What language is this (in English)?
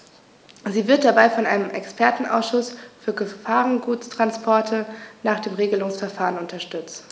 German